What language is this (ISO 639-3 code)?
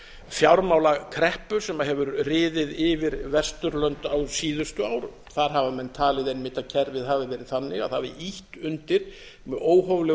isl